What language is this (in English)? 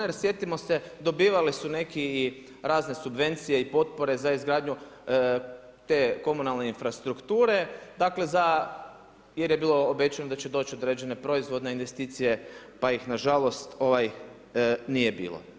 Croatian